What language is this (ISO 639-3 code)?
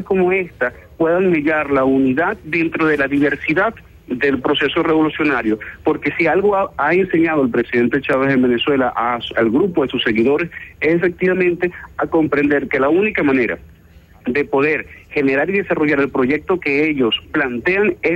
spa